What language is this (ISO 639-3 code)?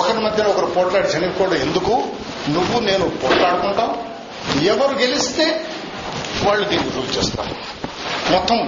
tel